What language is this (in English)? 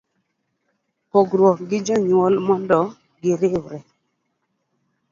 Luo (Kenya and Tanzania)